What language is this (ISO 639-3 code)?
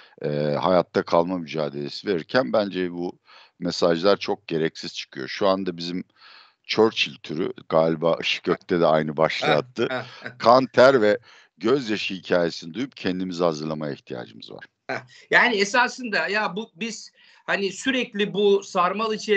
tur